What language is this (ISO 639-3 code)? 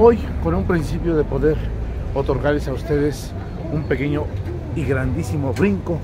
spa